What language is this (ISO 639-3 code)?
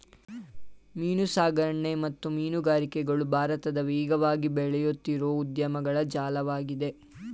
kan